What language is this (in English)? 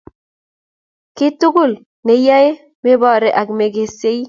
Kalenjin